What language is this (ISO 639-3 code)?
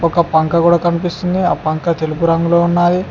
tel